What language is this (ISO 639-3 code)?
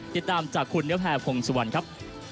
tha